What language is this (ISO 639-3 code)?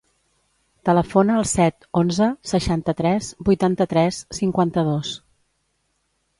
cat